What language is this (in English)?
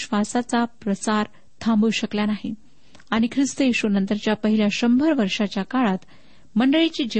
Marathi